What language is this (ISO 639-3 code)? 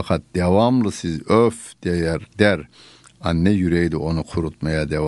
tur